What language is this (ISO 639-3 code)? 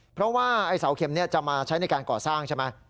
tha